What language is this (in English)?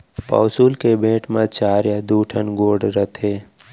Chhattisgarhi